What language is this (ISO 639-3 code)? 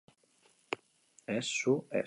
eus